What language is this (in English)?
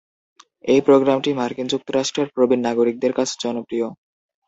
Bangla